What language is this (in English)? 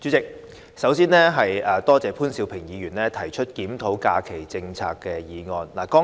Cantonese